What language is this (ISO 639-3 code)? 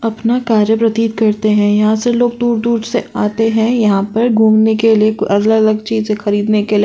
hin